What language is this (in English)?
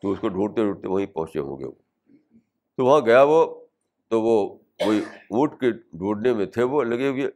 Urdu